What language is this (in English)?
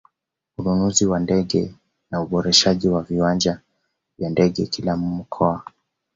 Swahili